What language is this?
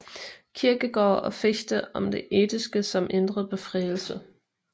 Danish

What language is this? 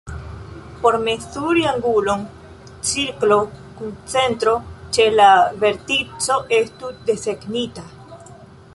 Esperanto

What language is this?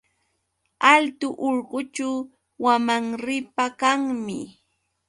Yauyos Quechua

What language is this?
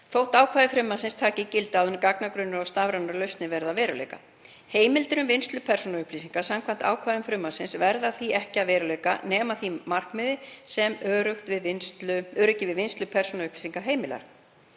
Icelandic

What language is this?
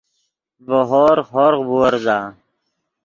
Yidgha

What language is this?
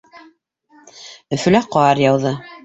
Bashkir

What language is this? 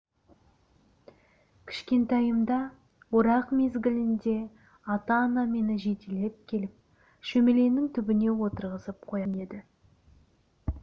Kazakh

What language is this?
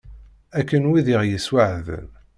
Kabyle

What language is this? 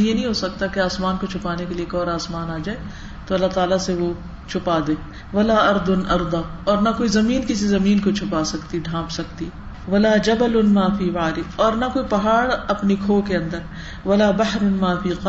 Urdu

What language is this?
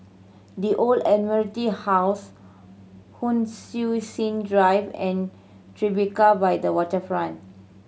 English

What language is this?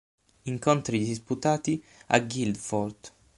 Italian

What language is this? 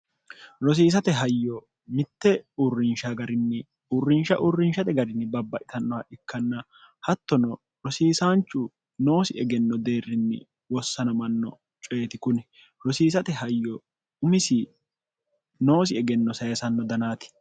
Sidamo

